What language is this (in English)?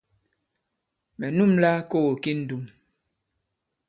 Bankon